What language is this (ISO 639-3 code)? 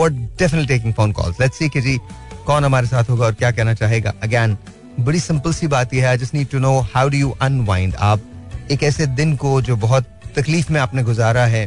hin